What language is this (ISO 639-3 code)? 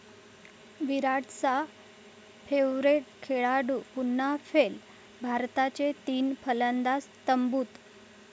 mar